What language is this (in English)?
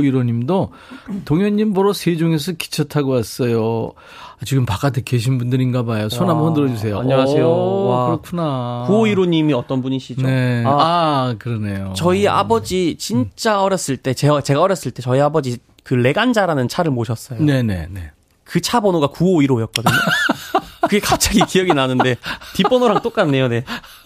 Korean